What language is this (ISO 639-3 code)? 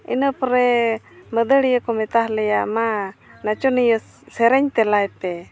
sat